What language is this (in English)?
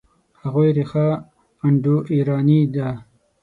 Pashto